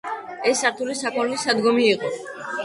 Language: Georgian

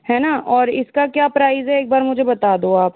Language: Hindi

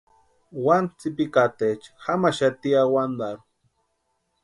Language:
Western Highland Purepecha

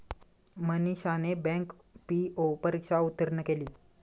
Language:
Marathi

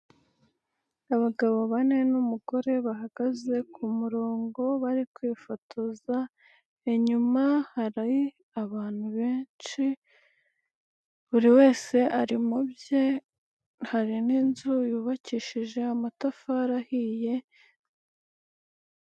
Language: Kinyarwanda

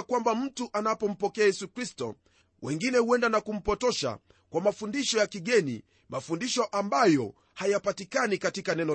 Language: Swahili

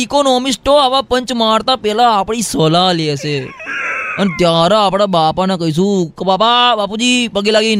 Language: Gujarati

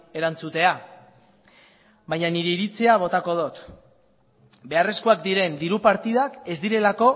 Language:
Basque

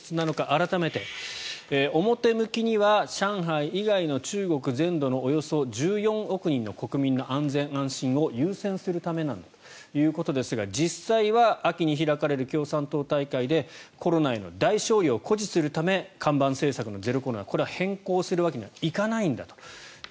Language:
Japanese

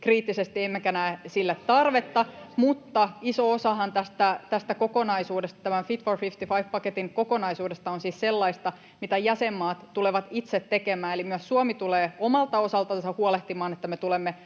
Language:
Finnish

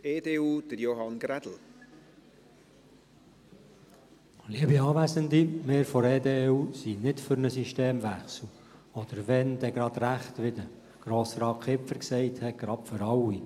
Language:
Swiss German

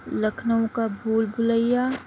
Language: Urdu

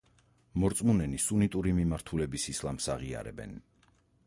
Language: Georgian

